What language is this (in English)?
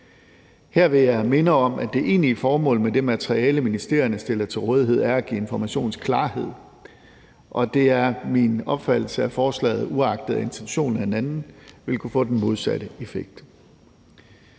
Danish